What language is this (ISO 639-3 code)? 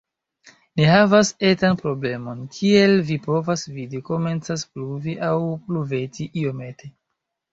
epo